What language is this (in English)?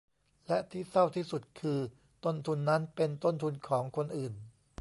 Thai